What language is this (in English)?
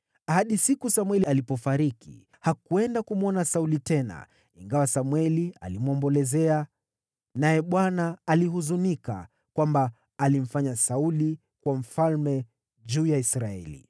Swahili